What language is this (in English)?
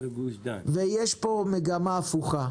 Hebrew